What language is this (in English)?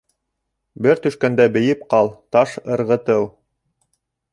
Bashkir